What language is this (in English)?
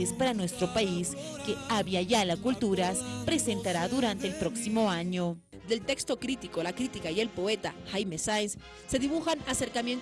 Spanish